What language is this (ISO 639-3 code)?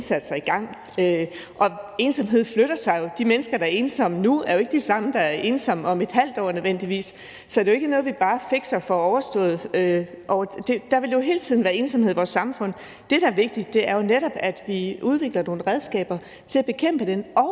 dan